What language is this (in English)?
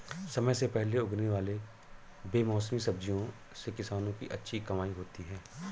Hindi